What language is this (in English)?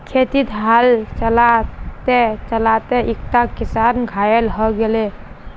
Magahi